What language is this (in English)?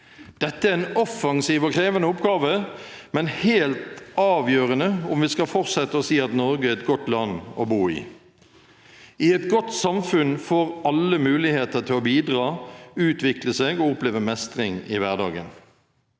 Norwegian